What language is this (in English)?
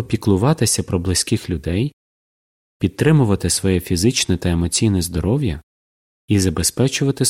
Ukrainian